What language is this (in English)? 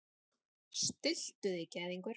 Icelandic